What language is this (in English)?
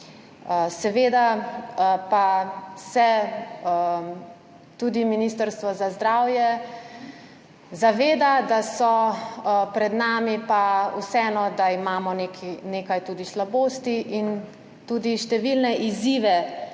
Slovenian